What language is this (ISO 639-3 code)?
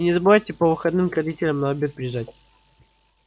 rus